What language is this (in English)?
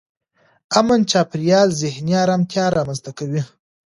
Pashto